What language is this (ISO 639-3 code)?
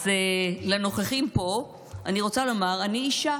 heb